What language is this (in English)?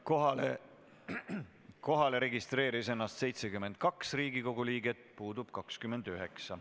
Estonian